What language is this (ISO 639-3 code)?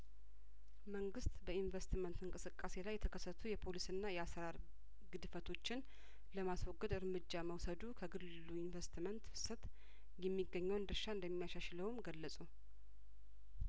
amh